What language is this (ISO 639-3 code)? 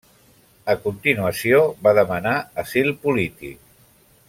cat